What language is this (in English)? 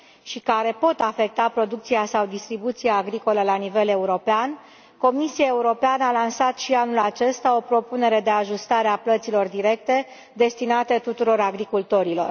Romanian